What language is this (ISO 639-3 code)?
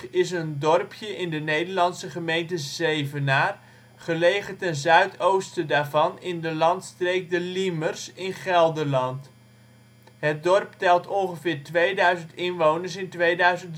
nld